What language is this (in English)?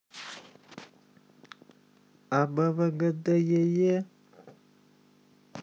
Russian